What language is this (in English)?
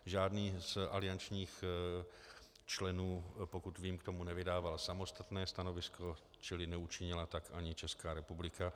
Czech